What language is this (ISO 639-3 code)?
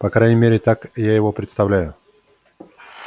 rus